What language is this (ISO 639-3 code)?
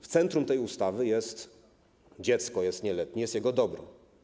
pol